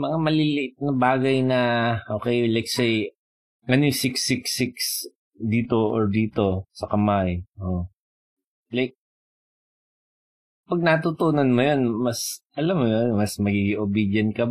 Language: Filipino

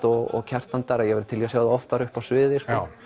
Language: Icelandic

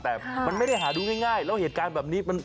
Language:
Thai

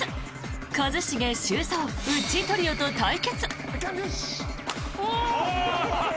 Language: Japanese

